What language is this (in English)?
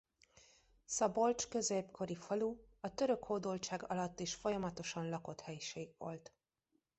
Hungarian